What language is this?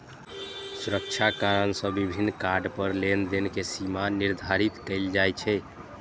Maithili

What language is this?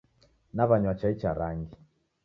Taita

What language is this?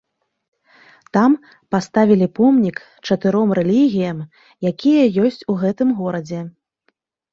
Belarusian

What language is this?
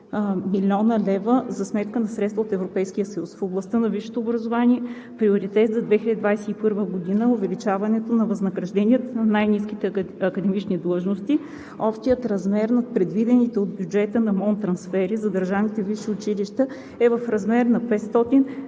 Bulgarian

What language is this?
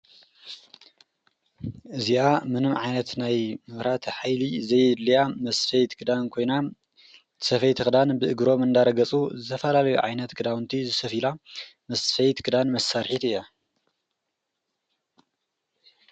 Tigrinya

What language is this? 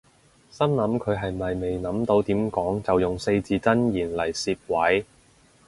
Cantonese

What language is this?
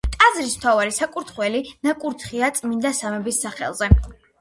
Georgian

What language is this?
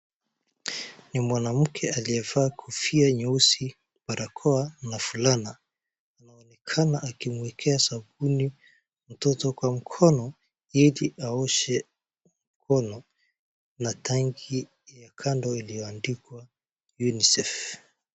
Swahili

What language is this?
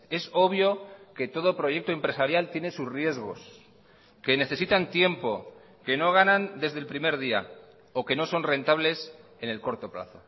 Spanish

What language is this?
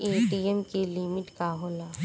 Bhojpuri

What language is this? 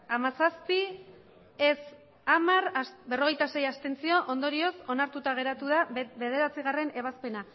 Basque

